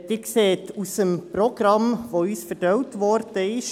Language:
Swiss German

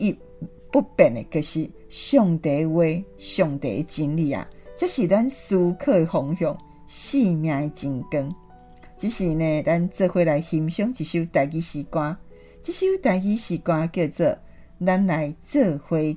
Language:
Chinese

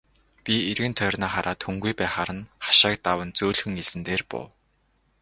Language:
Mongolian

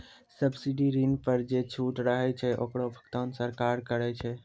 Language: Maithili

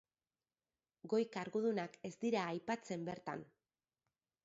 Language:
Basque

